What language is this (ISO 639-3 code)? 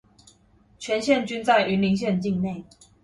zho